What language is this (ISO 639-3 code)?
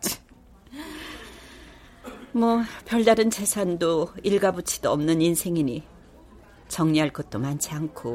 kor